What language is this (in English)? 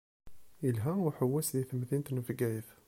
Kabyle